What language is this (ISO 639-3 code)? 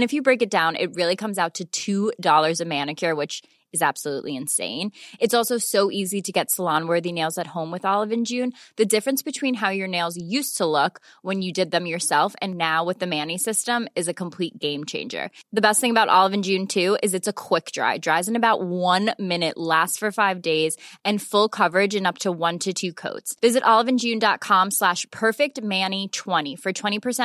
swe